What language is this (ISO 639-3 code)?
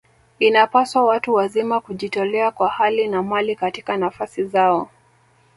swa